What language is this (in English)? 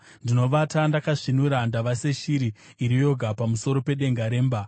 Shona